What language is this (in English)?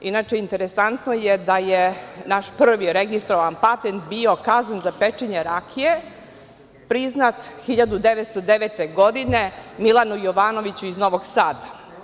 Serbian